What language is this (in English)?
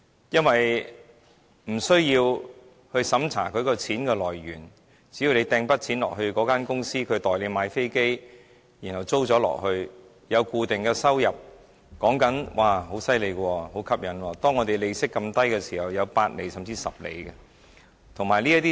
Cantonese